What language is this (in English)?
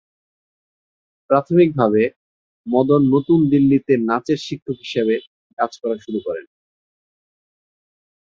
Bangla